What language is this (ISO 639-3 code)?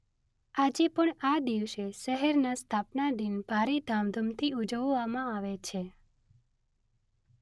guj